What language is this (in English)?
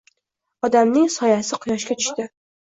Uzbek